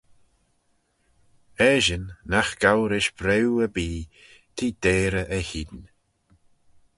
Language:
Manx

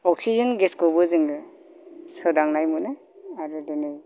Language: Bodo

